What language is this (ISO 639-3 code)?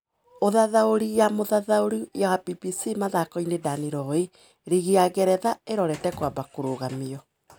kik